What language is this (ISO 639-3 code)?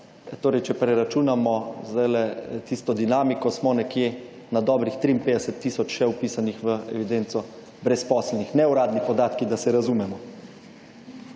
slv